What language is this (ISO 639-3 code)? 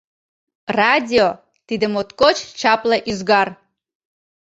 chm